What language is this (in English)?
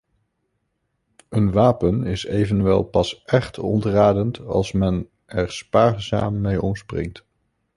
Dutch